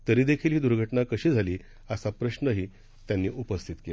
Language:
Marathi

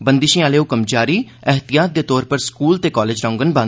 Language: Dogri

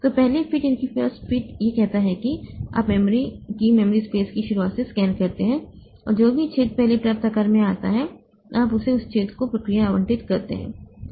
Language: Hindi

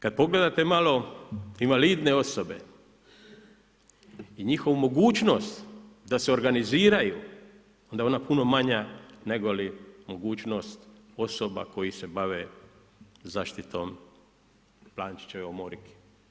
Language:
Croatian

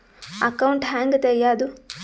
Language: Kannada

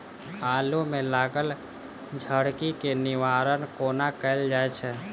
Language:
Maithili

